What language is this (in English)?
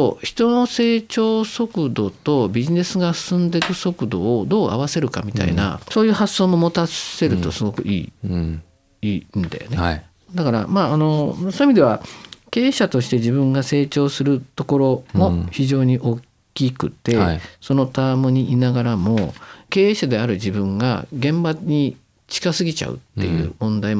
Japanese